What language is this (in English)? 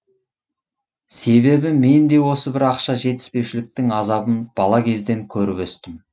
Kazakh